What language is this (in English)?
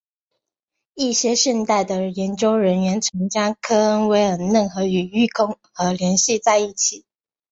Chinese